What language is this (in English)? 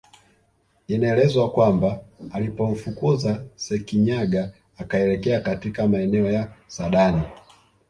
Swahili